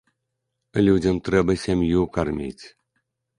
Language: Belarusian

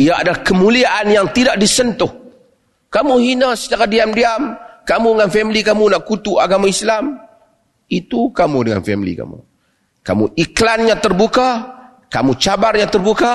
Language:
Malay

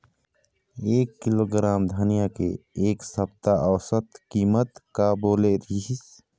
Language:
Chhattisgarhi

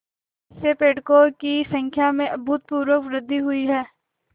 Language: Hindi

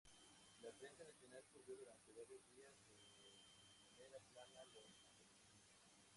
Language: Spanish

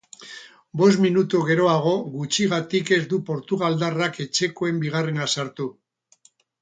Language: Basque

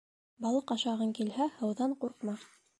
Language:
Bashkir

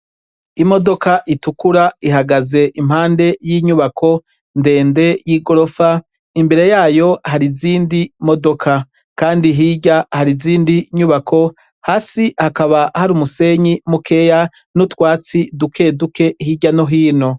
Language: Rundi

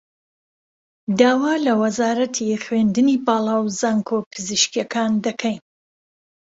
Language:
Central Kurdish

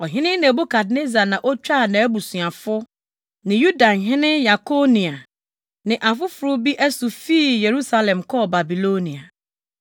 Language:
Akan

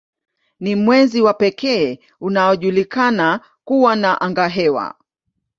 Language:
Swahili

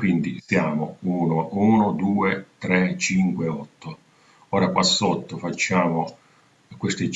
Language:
Italian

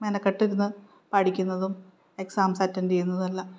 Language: Malayalam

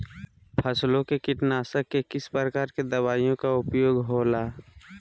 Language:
Magahi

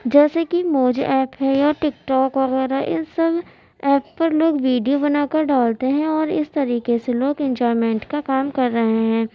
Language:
Urdu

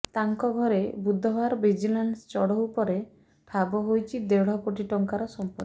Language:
Odia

